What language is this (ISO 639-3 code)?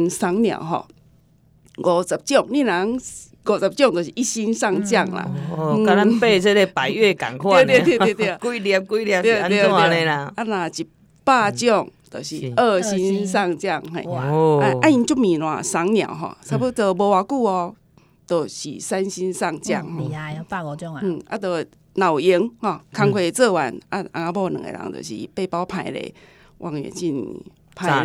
zho